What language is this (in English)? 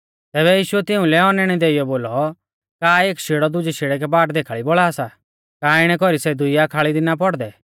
Mahasu Pahari